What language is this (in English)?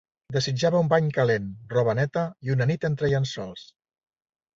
Catalan